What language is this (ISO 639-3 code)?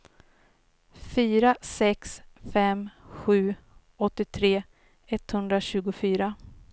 swe